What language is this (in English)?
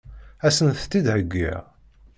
Kabyle